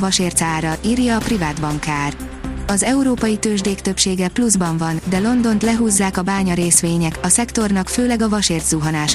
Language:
Hungarian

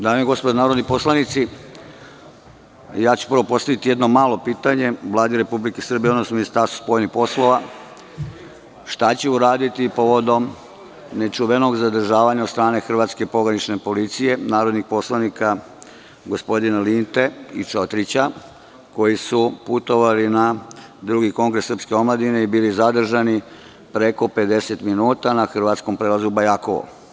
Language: Serbian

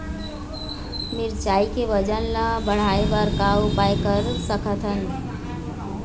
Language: Chhattisgarhi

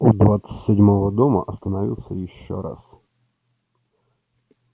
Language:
Russian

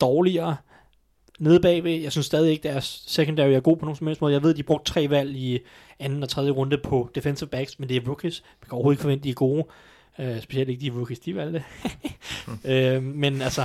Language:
Danish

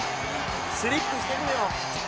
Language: Japanese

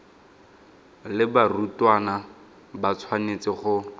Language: Tswana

